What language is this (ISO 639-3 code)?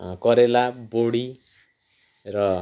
nep